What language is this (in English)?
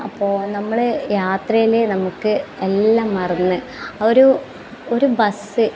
Malayalam